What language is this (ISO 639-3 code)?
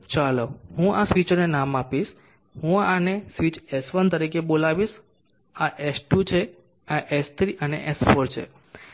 guj